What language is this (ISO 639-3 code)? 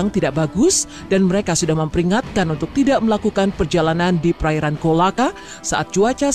ind